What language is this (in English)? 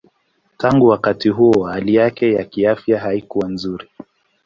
Swahili